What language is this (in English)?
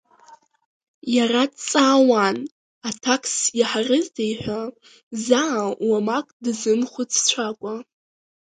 Abkhazian